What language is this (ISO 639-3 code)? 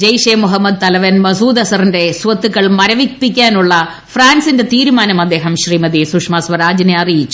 mal